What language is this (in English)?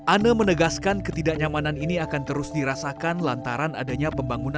Indonesian